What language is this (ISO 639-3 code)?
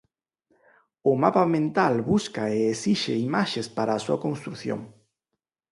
glg